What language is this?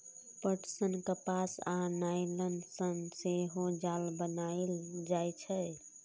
Maithili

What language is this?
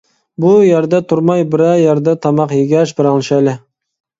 Uyghur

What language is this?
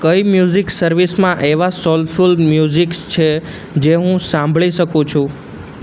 Gujarati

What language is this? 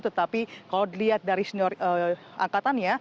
Indonesian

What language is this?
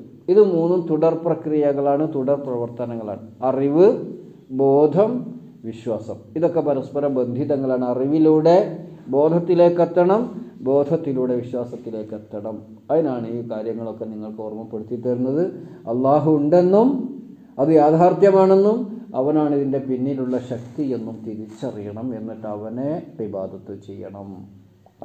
Malayalam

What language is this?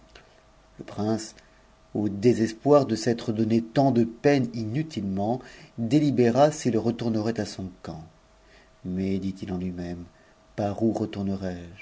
French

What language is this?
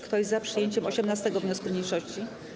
Polish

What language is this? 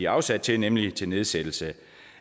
Danish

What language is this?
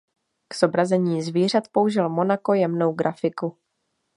Czech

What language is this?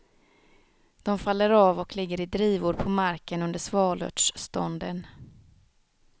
Swedish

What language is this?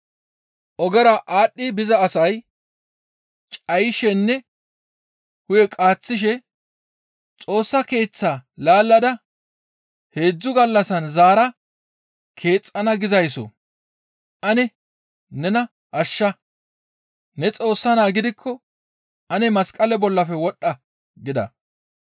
Gamo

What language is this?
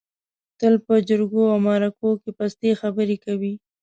Pashto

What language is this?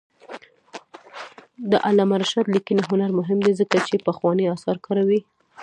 Pashto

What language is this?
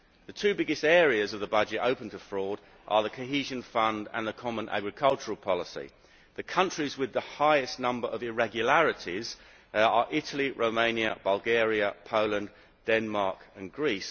English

